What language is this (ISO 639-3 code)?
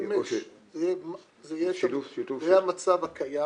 heb